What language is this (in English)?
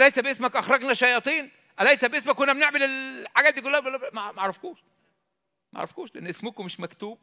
Arabic